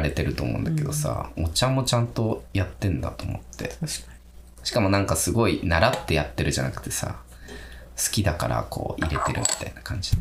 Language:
Japanese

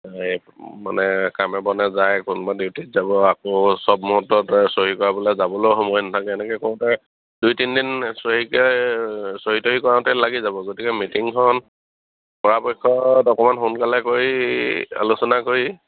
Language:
Assamese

